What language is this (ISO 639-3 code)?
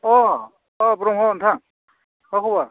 brx